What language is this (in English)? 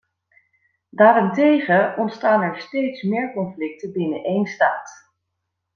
Dutch